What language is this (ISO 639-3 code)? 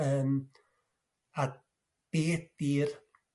cym